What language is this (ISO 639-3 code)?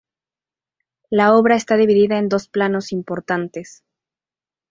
spa